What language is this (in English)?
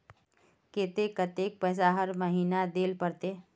Magahi